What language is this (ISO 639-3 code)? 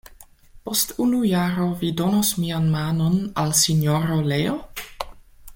epo